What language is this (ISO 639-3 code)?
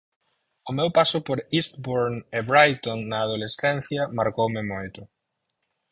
glg